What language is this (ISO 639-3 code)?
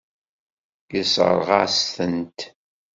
kab